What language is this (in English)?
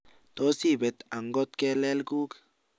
Kalenjin